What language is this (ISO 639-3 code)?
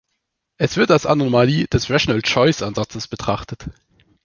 deu